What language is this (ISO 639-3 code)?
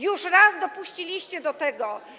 pol